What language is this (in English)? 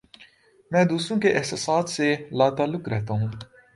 Urdu